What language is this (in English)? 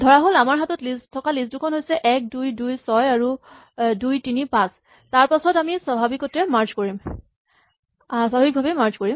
Assamese